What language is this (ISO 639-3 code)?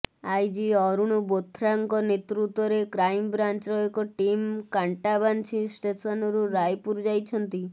ori